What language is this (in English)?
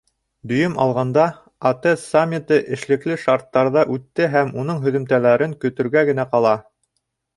Bashkir